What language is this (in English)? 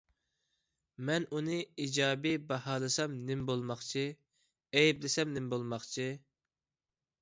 Uyghur